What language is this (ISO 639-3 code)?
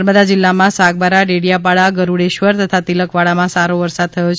guj